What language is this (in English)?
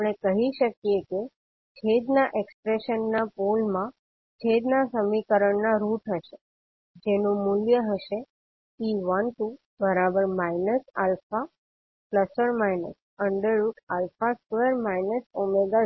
Gujarati